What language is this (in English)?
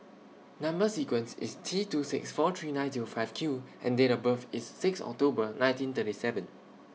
English